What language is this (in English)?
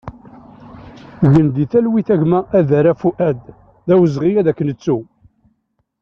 Kabyle